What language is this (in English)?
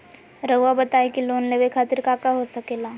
Magahi